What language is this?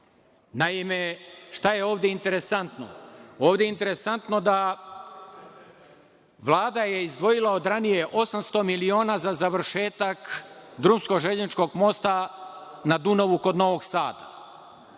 Serbian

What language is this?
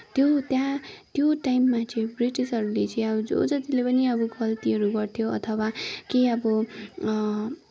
Nepali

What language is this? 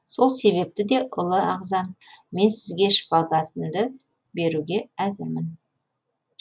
Kazakh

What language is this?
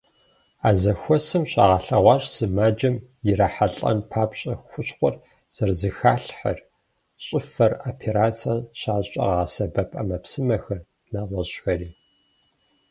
Kabardian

